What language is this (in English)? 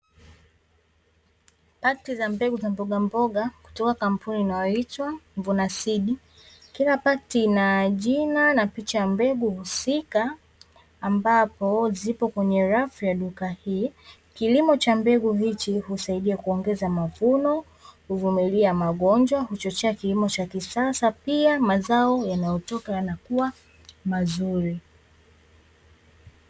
Swahili